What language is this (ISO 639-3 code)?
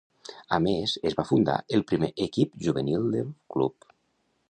cat